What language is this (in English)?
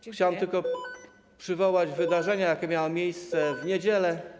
Polish